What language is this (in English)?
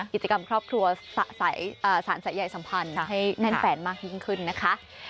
Thai